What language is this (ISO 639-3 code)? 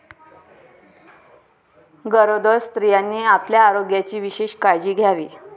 mar